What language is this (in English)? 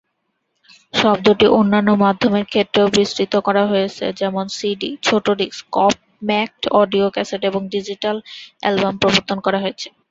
Bangla